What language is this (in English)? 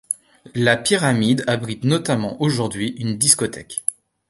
French